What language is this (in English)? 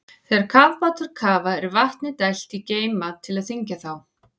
Icelandic